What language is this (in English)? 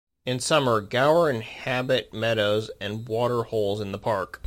English